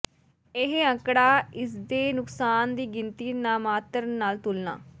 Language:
Punjabi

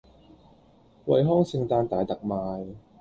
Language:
Cantonese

